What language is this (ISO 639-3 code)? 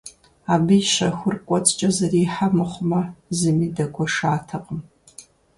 kbd